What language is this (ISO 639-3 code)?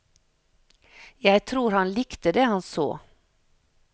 nor